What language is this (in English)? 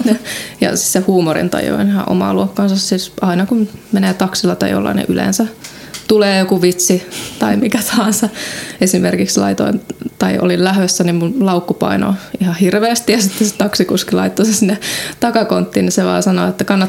Finnish